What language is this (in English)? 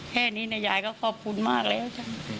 Thai